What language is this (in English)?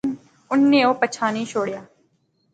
Pahari-Potwari